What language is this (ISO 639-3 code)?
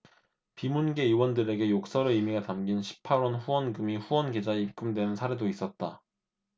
kor